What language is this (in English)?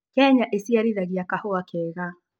Kikuyu